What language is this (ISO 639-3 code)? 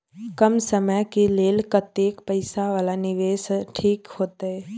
mai